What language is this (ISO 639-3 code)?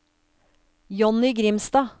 nor